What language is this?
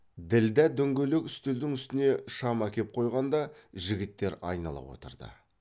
Kazakh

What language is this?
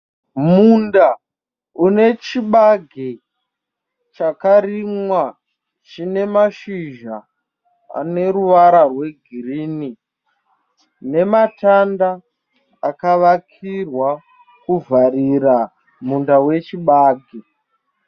Shona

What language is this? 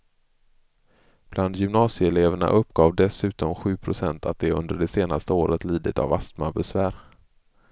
Swedish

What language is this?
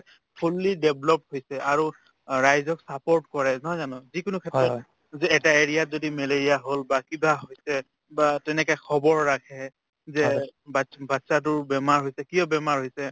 Assamese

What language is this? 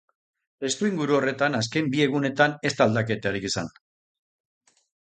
Basque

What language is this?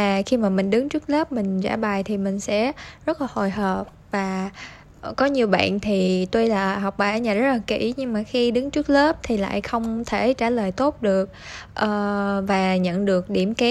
Vietnamese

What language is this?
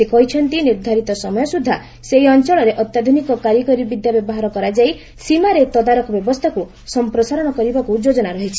Odia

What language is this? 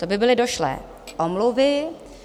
Czech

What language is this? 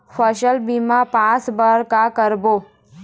Chhattisgarhi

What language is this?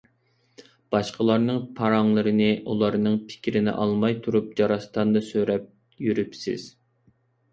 Uyghur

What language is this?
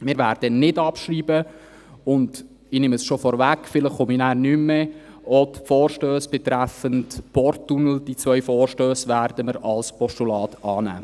Swiss German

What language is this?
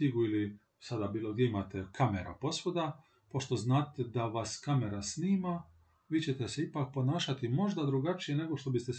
Croatian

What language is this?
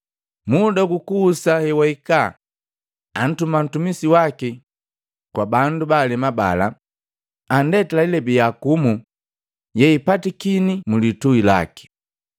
Matengo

